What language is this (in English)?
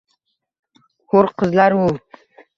Uzbek